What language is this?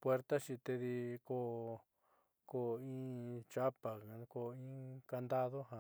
Southeastern Nochixtlán Mixtec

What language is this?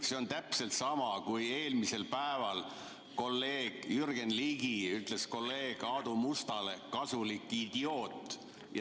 Estonian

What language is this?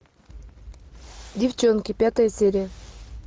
Russian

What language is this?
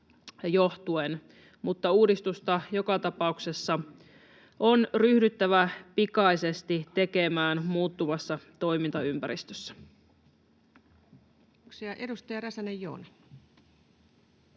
Finnish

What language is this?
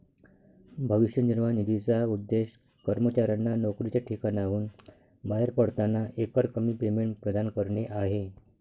Marathi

